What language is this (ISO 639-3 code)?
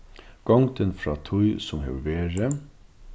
fao